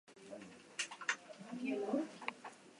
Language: Basque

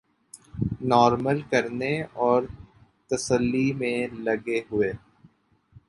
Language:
Urdu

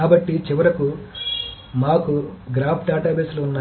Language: Telugu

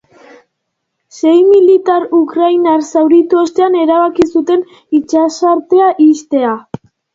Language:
Basque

